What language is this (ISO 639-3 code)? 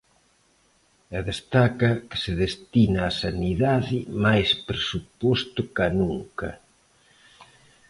glg